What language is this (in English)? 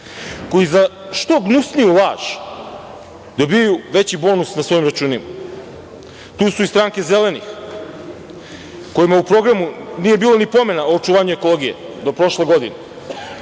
Serbian